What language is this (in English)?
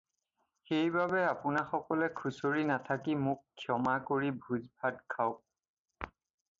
Assamese